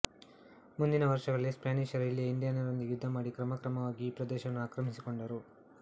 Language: Kannada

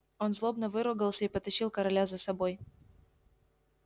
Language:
Russian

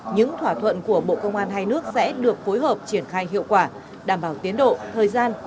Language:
Vietnamese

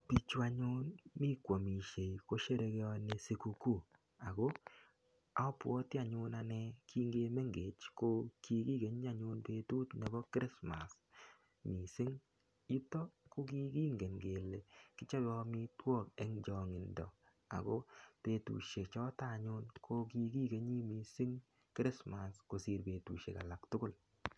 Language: Kalenjin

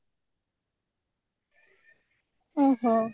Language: Odia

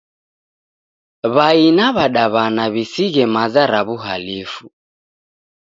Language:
Taita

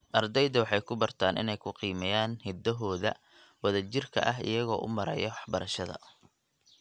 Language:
Somali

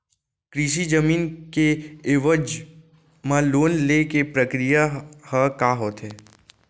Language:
Chhattisgarhi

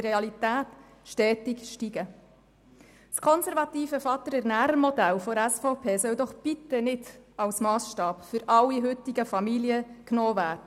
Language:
Swiss German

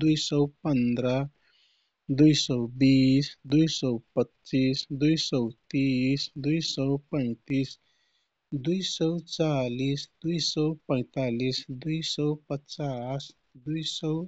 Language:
Kathoriya Tharu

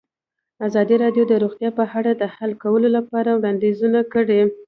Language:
Pashto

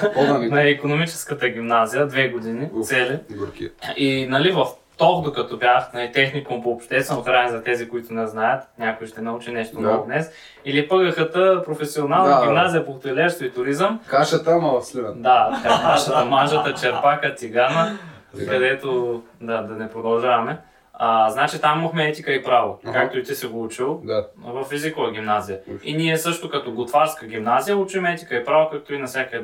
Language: Bulgarian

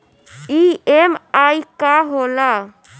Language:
Bhojpuri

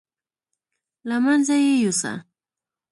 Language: Pashto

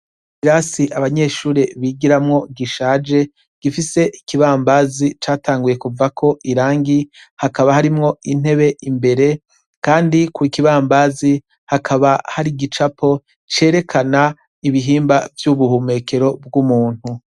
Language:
Rundi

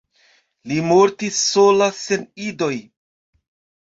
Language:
Esperanto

